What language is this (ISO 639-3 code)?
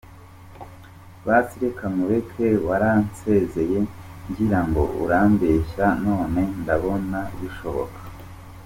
kin